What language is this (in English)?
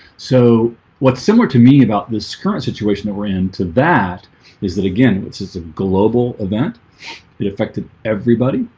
English